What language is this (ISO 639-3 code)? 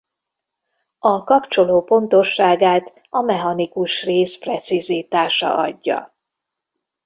hun